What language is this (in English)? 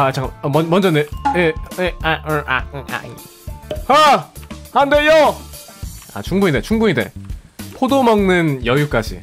Korean